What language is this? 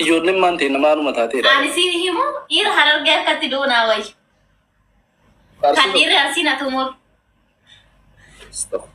Arabic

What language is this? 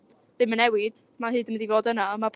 Welsh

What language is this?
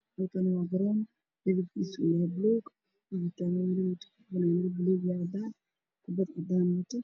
Somali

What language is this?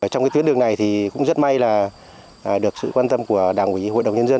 Vietnamese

